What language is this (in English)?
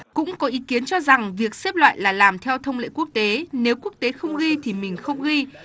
Vietnamese